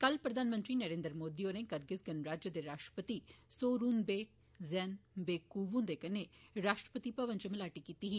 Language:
Dogri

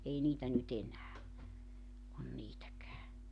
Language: Finnish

